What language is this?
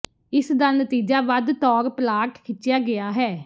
Punjabi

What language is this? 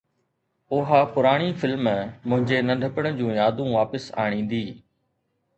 Sindhi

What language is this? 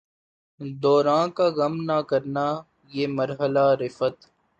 Urdu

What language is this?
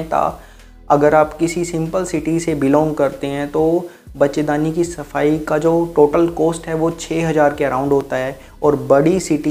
Hindi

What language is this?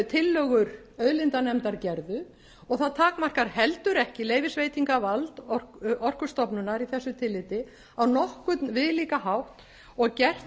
Icelandic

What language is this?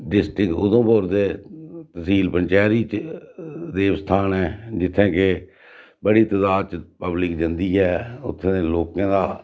Dogri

